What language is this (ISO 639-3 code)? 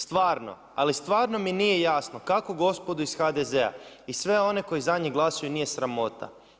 hrv